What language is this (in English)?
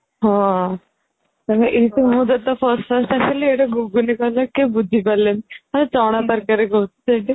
Odia